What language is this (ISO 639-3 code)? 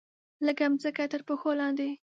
pus